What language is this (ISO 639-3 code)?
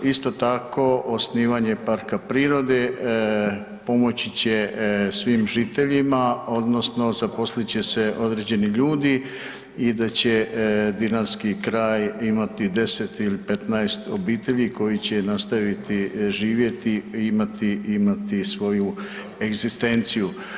hrv